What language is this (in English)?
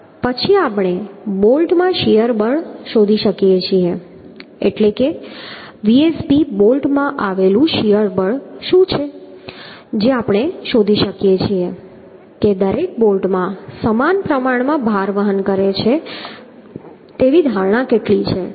Gujarati